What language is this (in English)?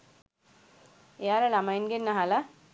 Sinhala